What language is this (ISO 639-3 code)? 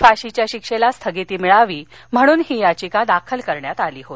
mar